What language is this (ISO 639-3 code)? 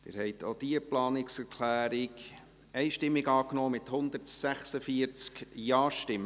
gsw